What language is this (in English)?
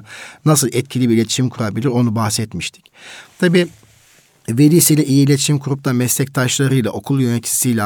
Turkish